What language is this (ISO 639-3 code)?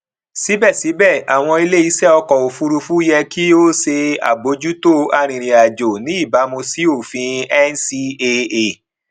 yor